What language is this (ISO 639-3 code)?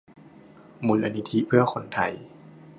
tha